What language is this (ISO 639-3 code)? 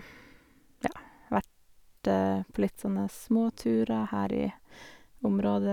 nor